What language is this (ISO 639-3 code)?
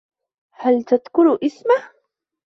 ara